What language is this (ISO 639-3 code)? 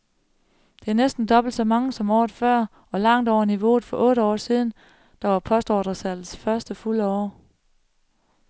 dan